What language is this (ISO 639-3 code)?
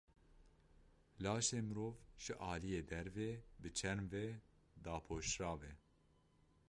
kur